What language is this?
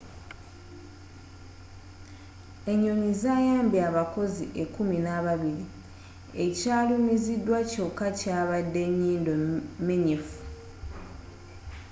Ganda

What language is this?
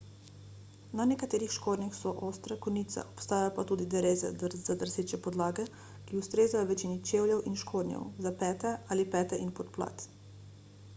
Slovenian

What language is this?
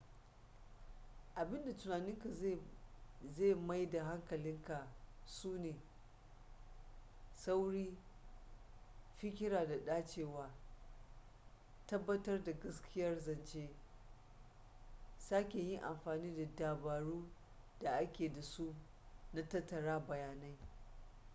Hausa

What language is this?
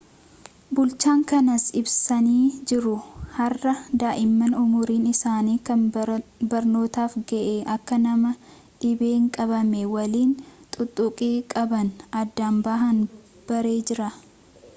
Oromo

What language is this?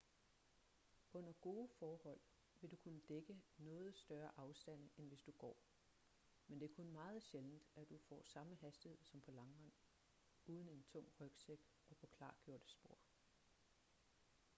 Danish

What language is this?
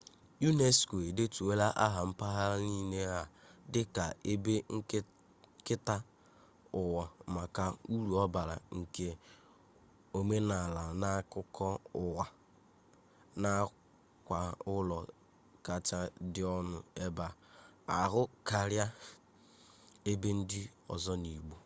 Igbo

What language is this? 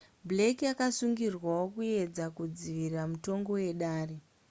Shona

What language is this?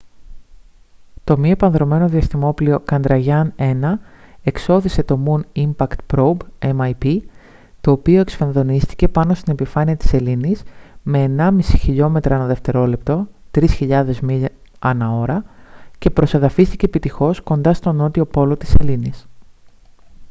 Greek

